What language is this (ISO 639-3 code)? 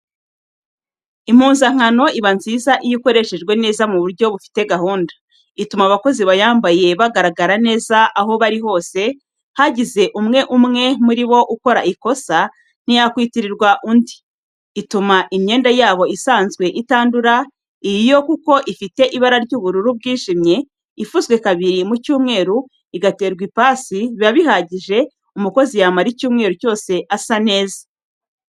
kin